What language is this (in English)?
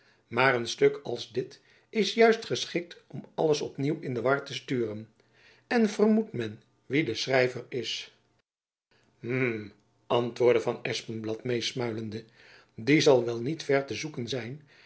Dutch